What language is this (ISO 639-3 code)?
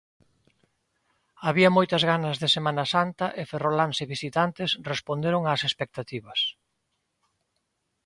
glg